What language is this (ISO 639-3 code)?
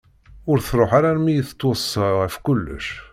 kab